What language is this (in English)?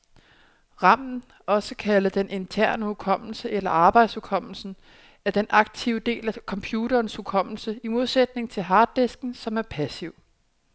Danish